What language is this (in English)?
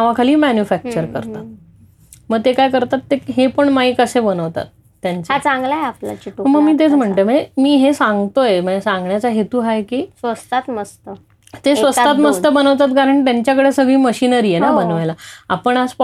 Marathi